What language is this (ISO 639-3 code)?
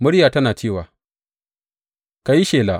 hau